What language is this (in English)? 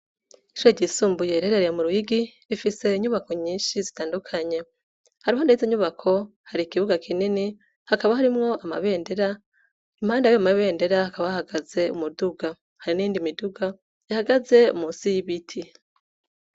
Rundi